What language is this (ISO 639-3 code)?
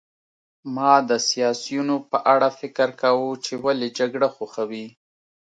pus